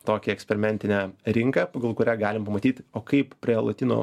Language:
Lithuanian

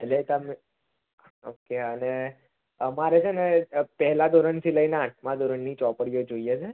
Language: Gujarati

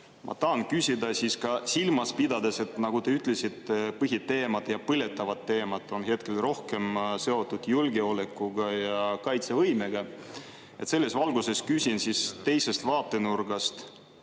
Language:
Estonian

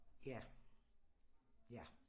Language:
Danish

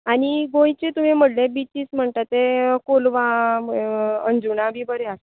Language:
Konkani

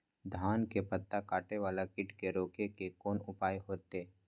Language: Maithili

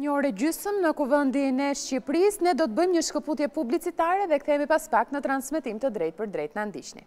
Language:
Romanian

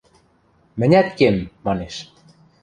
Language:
Western Mari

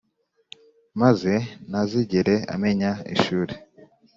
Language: Kinyarwanda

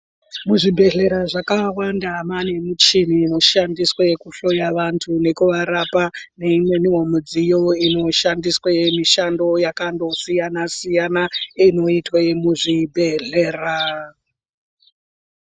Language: Ndau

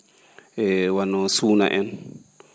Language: Fula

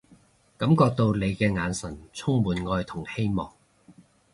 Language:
Cantonese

